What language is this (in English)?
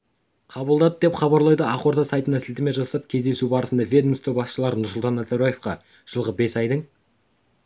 Kazakh